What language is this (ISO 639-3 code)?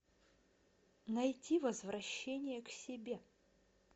rus